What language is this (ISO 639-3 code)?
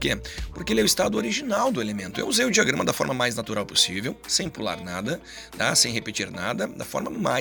por